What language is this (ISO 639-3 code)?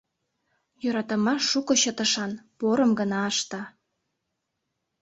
chm